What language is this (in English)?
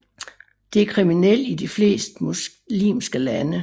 Danish